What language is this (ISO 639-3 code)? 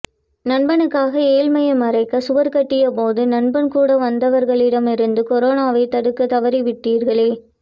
tam